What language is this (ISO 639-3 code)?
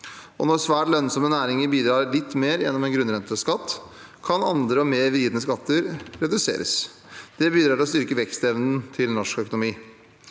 nor